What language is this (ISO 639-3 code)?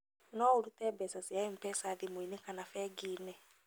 kik